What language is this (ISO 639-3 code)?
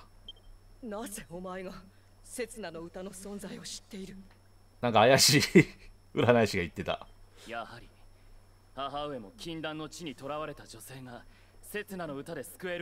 jpn